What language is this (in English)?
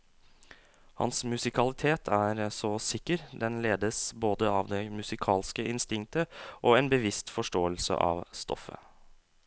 Norwegian